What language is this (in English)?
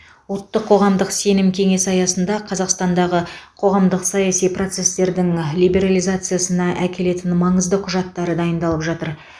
Kazakh